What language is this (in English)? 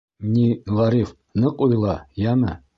Bashkir